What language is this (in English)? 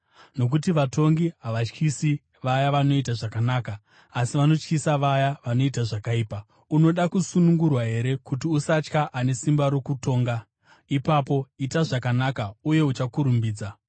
Shona